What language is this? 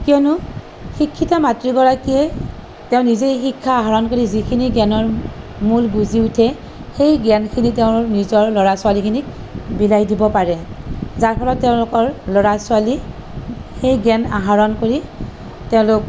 Assamese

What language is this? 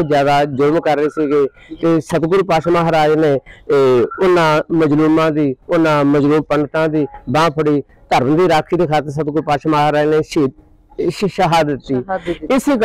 Punjabi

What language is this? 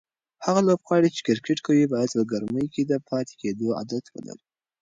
Pashto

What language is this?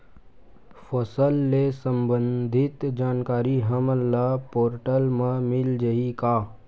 Chhattisgarhi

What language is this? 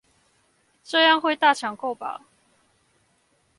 Chinese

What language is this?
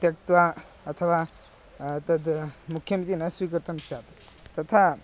Sanskrit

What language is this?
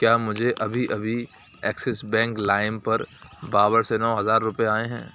Urdu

